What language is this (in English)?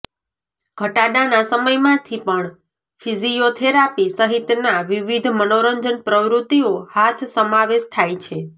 Gujarati